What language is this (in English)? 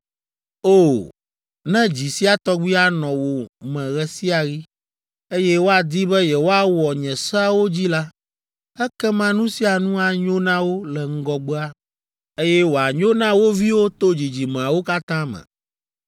Ewe